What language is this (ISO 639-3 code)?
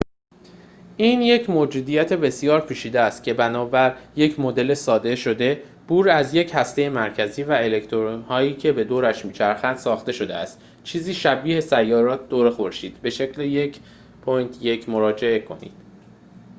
fas